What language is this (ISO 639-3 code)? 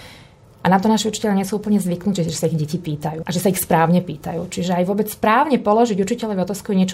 slk